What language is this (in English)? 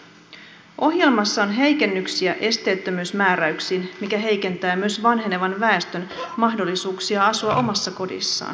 Finnish